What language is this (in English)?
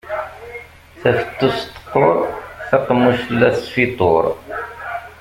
Kabyle